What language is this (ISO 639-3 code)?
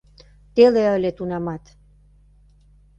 chm